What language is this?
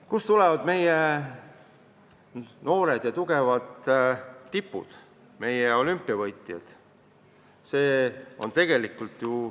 Estonian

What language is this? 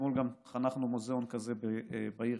Hebrew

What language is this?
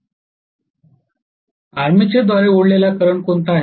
Marathi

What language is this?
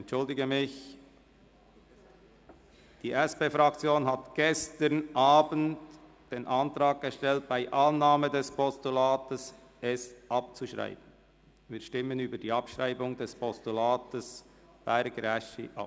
Swiss German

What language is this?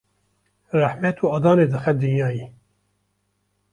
Kurdish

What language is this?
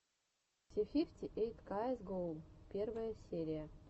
Russian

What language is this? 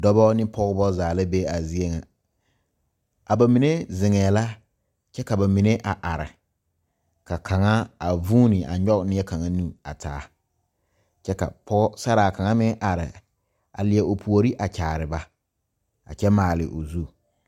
Southern Dagaare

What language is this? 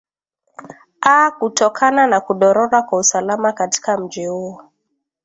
Swahili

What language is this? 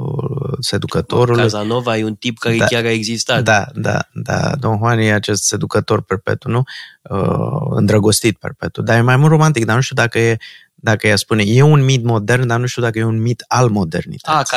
Romanian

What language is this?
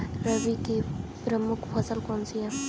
Hindi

